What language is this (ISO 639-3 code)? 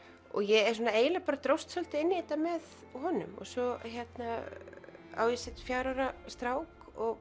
isl